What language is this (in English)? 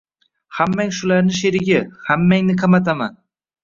Uzbek